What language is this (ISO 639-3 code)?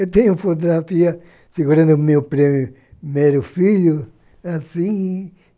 por